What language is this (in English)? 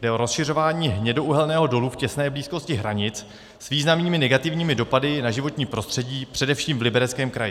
Czech